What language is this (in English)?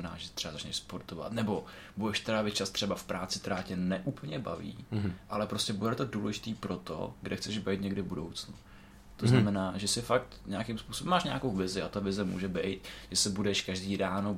Czech